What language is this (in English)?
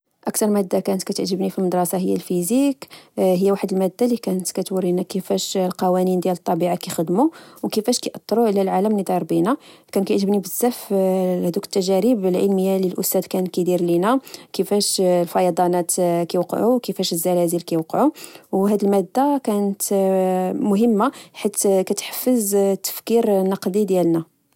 Moroccan Arabic